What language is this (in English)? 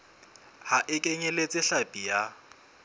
Southern Sotho